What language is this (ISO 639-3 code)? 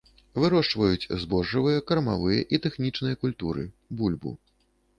bel